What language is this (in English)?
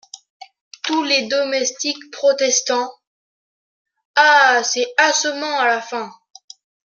French